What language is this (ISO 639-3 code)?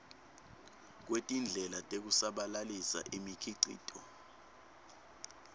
ssw